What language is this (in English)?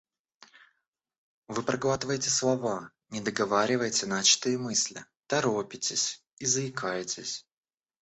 Russian